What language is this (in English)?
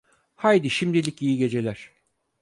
Turkish